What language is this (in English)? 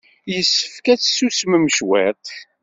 Kabyle